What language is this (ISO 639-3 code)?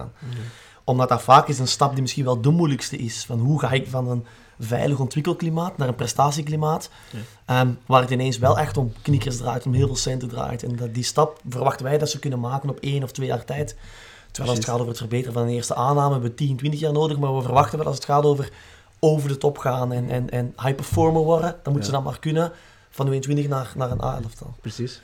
nld